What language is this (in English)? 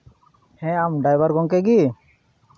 Santali